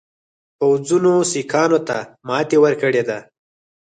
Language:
Pashto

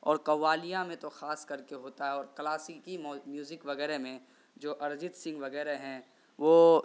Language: Urdu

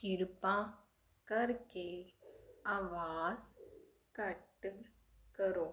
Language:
Punjabi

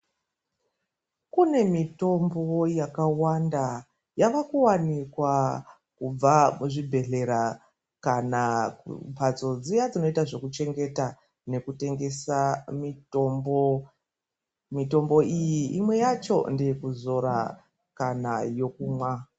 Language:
Ndau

